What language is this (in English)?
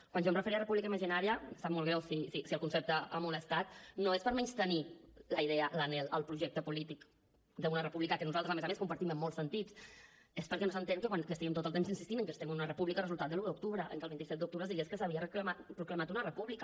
Catalan